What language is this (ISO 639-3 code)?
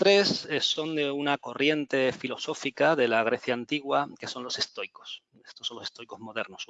spa